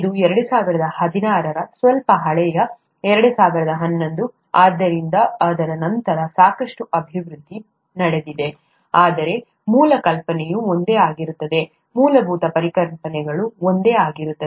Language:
Kannada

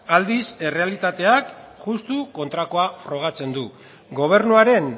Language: Basque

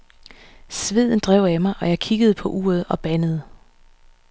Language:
Danish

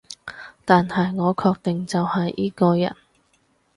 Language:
Cantonese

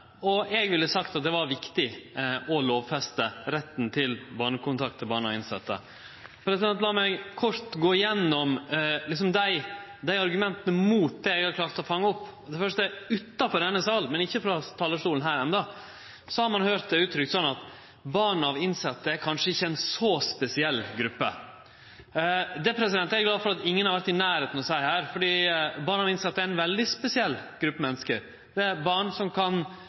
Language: Norwegian Nynorsk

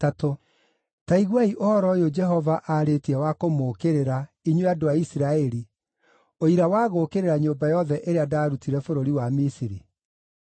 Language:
Kikuyu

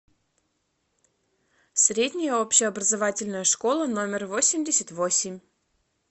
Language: Russian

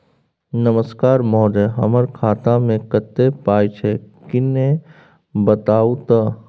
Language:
Maithili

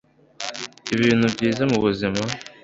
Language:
Kinyarwanda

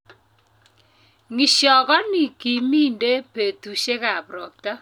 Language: Kalenjin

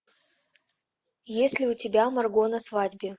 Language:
Russian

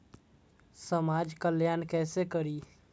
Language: Maithili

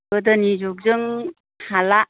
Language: Bodo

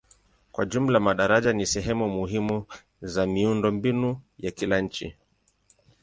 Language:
Swahili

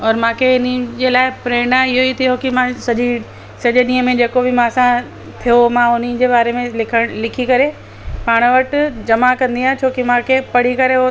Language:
Sindhi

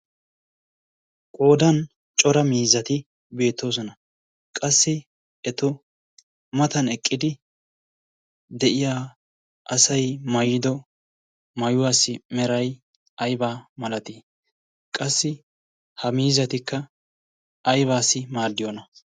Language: Wolaytta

